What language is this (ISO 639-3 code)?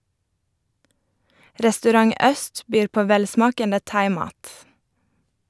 nor